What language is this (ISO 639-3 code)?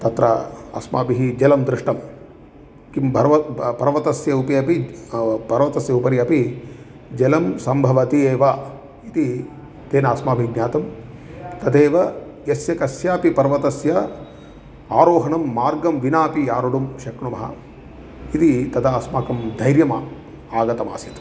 san